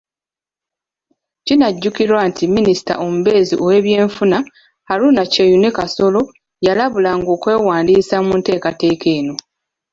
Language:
Ganda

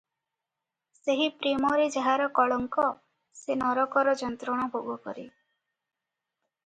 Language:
Odia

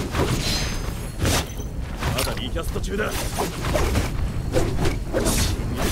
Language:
Japanese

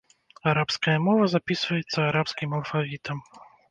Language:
Belarusian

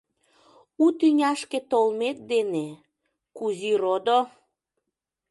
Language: Mari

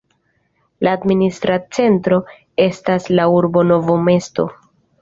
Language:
Esperanto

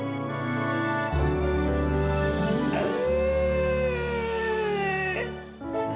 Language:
Indonesian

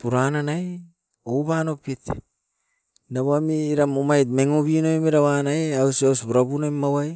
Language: Askopan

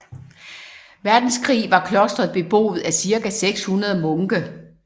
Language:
Danish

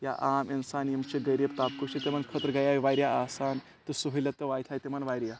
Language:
Kashmiri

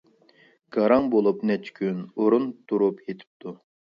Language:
Uyghur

